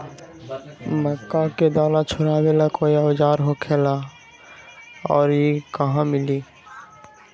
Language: Magahi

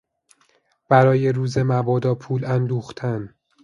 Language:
Persian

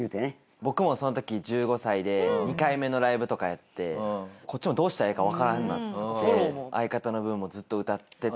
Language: Japanese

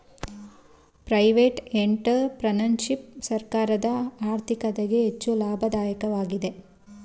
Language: Kannada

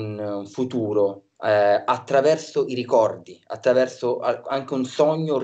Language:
Italian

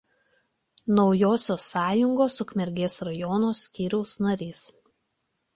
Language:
Lithuanian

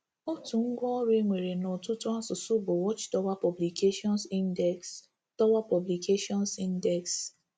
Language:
Igbo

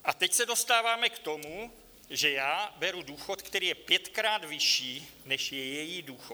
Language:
Czech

